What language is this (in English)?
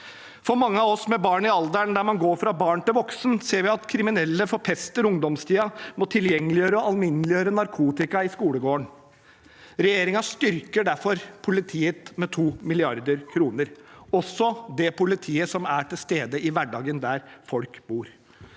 Norwegian